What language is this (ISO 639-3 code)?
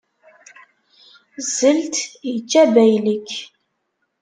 kab